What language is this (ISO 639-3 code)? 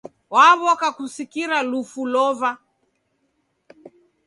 dav